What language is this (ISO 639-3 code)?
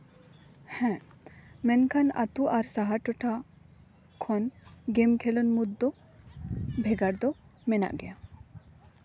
sat